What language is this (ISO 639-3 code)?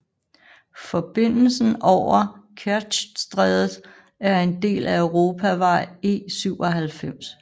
dan